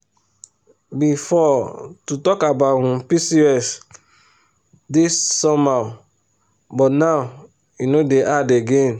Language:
Nigerian Pidgin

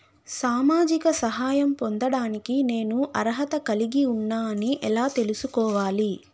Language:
Telugu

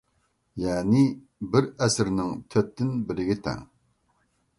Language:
Uyghur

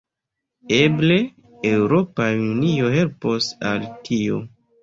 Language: Esperanto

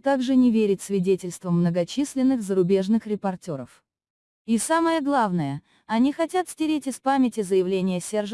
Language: Russian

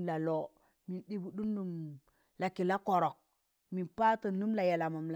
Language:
Tangale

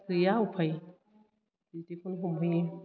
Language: Bodo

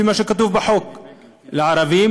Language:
Hebrew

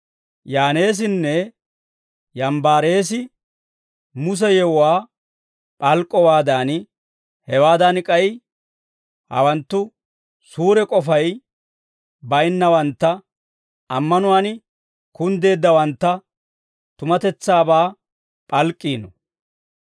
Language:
Dawro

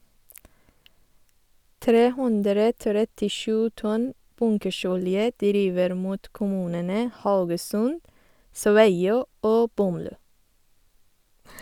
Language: Norwegian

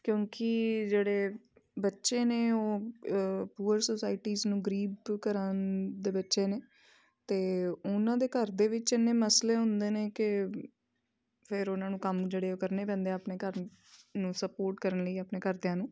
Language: Punjabi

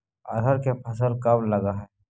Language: Magahi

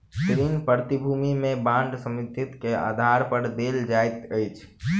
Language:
Maithili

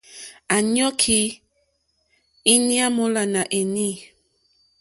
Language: Mokpwe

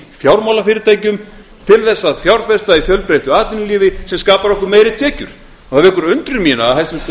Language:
Icelandic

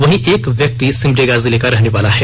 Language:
Hindi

